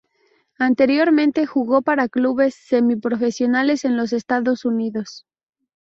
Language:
Spanish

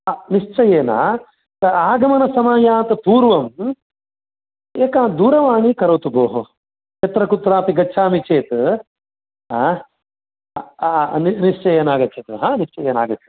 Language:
Sanskrit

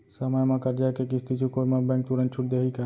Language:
Chhattisgarhi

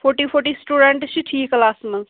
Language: Kashmiri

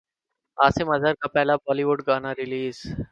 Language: Urdu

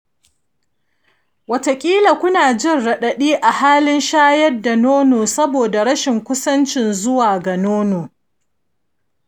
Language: Hausa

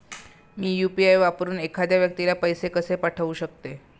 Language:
Marathi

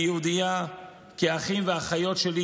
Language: Hebrew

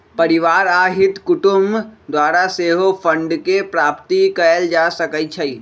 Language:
Magahi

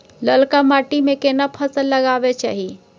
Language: Maithili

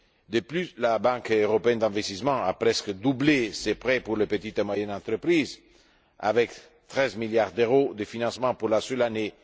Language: French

